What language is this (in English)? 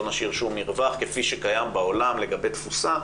Hebrew